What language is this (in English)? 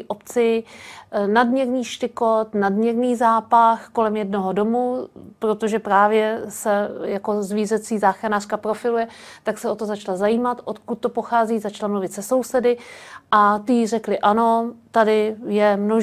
Czech